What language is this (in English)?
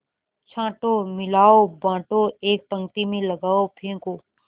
Hindi